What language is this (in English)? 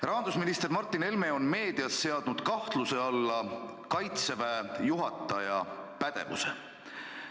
Estonian